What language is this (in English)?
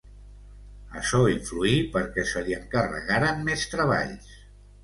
Catalan